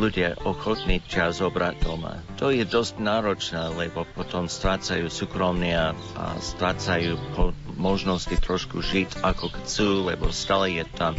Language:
Slovak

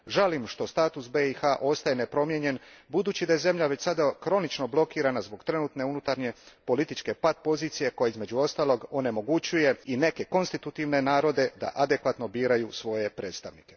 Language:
Croatian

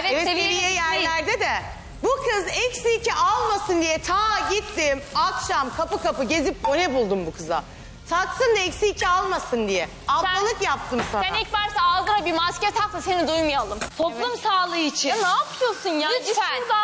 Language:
Turkish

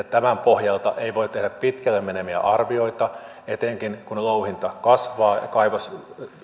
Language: Finnish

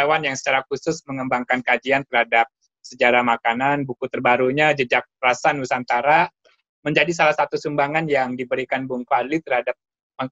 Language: Indonesian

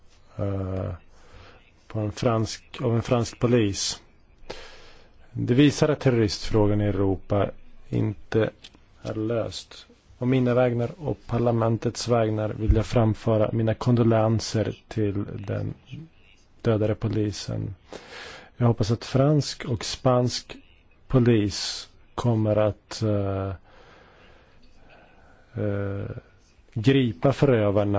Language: Polish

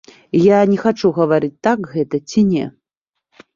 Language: Belarusian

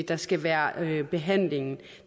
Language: Danish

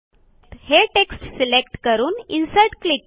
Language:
Marathi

